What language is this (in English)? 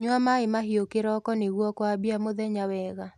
Kikuyu